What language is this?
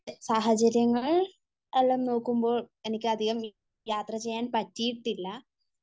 Malayalam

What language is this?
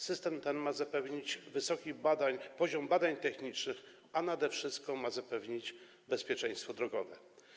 Polish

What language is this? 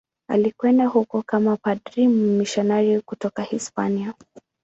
Swahili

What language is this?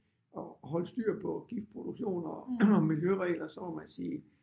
Danish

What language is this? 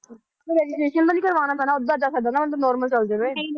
Punjabi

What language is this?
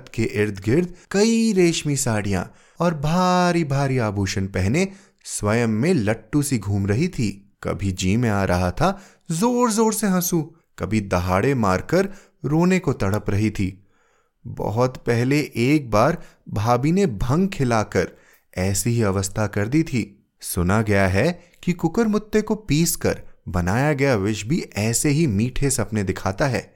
Hindi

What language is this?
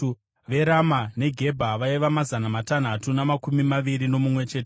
Shona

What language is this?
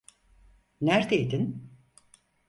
Turkish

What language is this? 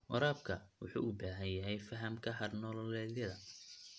Somali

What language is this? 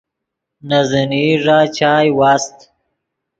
Yidgha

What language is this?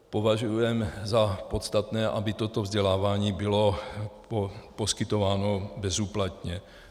Czech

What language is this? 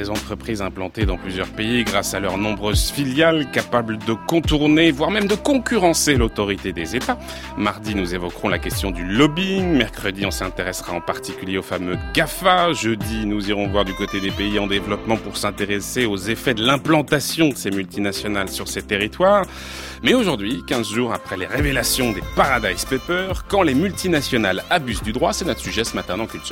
French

